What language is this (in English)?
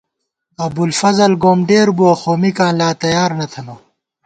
Gawar-Bati